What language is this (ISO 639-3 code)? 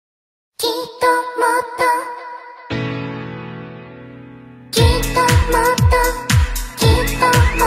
ind